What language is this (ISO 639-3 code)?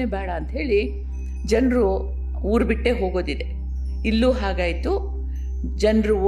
kan